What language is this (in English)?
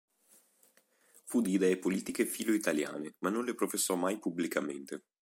Italian